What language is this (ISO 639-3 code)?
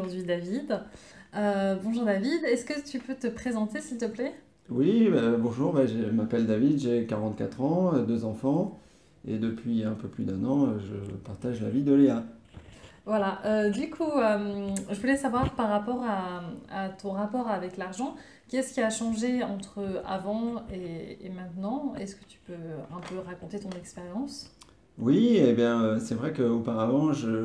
fra